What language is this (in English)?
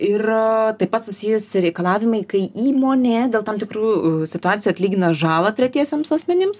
Lithuanian